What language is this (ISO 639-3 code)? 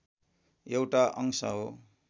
nep